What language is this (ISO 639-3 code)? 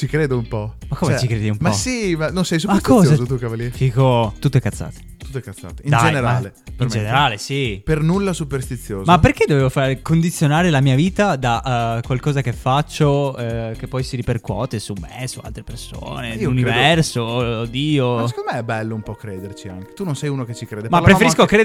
ita